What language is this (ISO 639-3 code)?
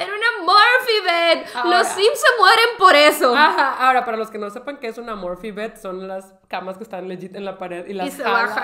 spa